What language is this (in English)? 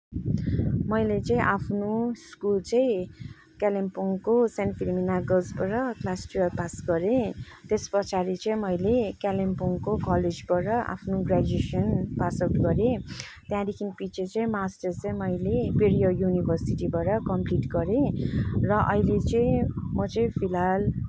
Nepali